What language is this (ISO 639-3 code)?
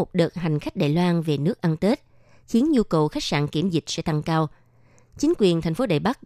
vie